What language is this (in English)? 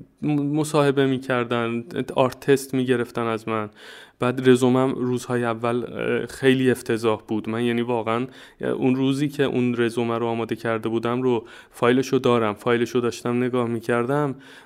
Persian